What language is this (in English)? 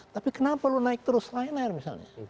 Indonesian